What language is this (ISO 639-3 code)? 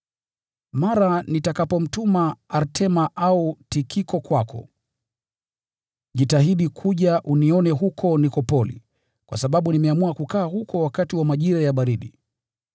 swa